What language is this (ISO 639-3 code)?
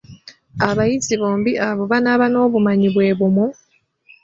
lug